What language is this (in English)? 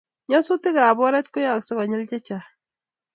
Kalenjin